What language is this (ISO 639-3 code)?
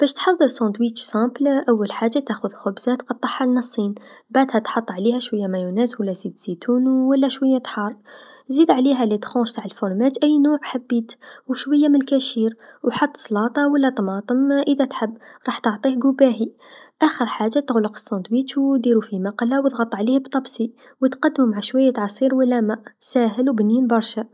aeb